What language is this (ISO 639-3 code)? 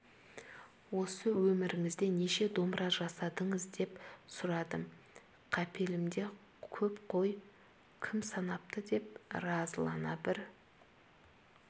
kaz